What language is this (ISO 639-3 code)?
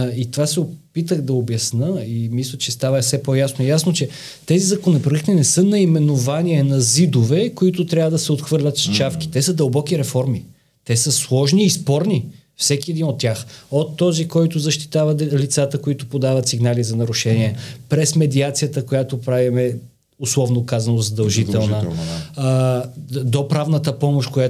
bul